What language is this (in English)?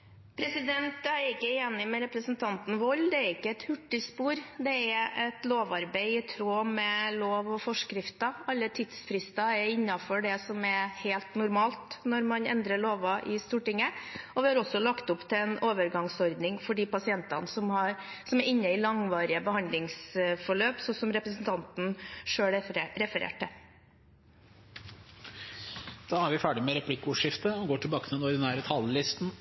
Norwegian